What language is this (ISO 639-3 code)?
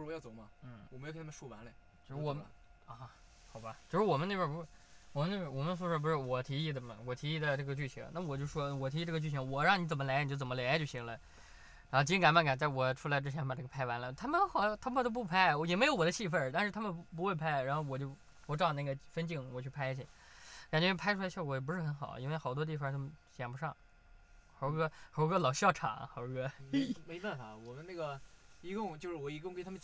zho